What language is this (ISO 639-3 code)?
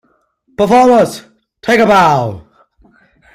eng